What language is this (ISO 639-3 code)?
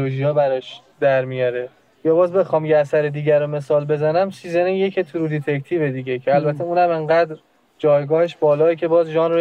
fas